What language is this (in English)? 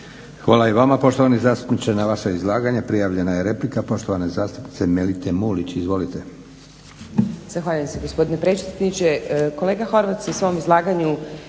Croatian